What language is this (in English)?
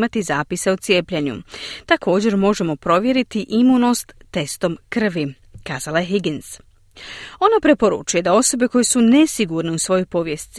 Croatian